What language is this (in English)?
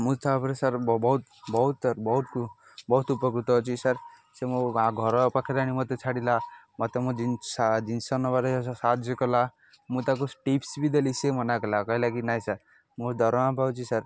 Odia